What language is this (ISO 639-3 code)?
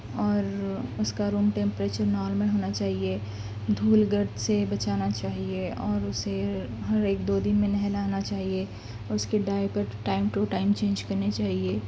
urd